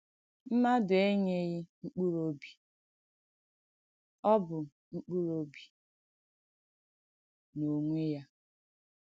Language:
Igbo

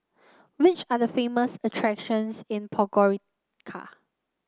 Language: English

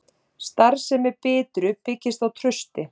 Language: Icelandic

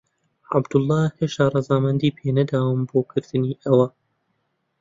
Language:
Central Kurdish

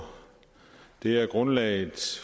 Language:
Danish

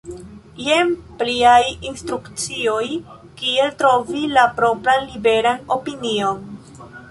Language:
Esperanto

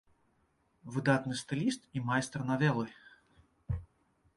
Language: Belarusian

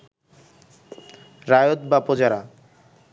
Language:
Bangla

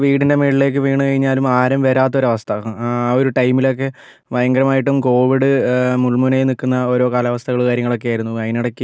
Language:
Malayalam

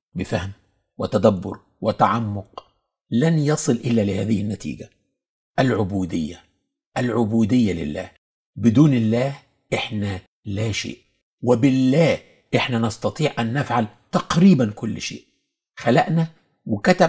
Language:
Arabic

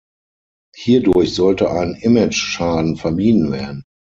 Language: German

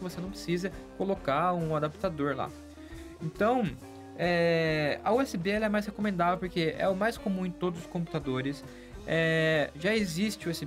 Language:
Portuguese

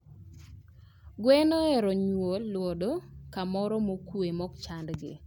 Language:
Luo (Kenya and Tanzania)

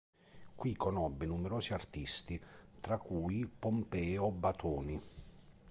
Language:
Italian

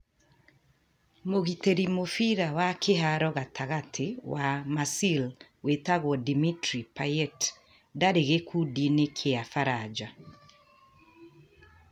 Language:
Kikuyu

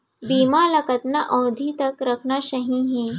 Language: Chhattisgarhi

